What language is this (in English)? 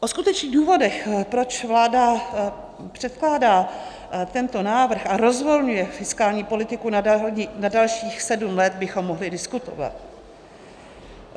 Czech